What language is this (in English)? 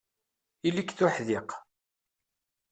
Kabyle